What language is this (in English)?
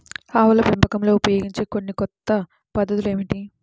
Telugu